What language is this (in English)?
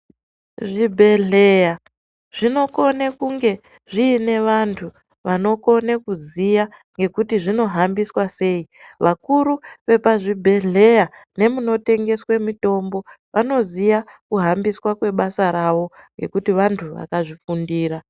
Ndau